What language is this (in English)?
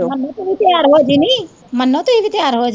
Punjabi